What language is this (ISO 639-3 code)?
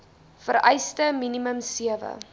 afr